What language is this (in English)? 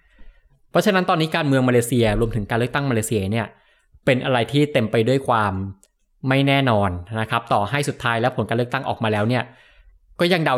Thai